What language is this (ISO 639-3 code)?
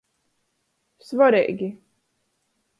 ltg